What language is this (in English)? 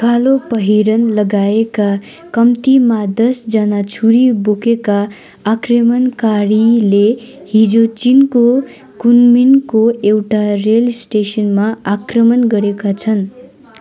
Nepali